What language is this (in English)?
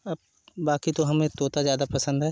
Hindi